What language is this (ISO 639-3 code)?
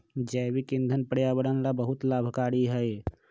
mag